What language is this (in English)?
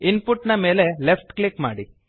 Kannada